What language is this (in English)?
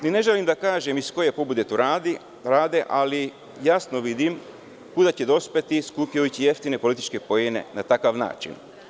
Serbian